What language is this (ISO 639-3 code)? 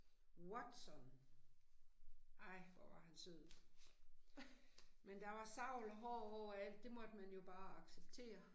dan